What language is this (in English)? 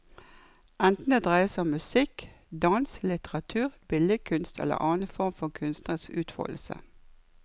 Norwegian